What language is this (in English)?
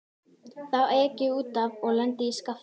Icelandic